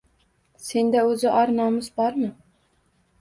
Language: Uzbek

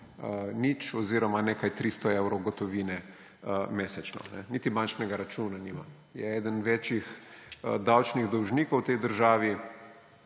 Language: Slovenian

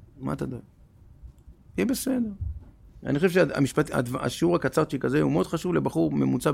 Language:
Hebrew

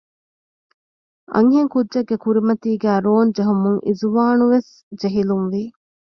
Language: Divehi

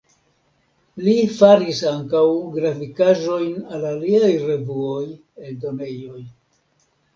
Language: Esperanto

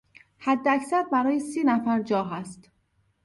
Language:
Persian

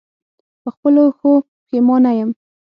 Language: Pashto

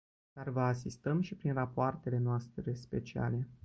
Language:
Romanian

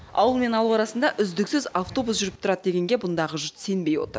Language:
Kazakh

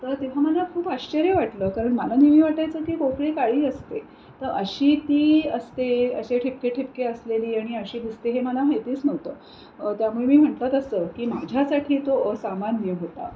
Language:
Marathi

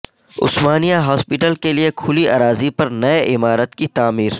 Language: Urdu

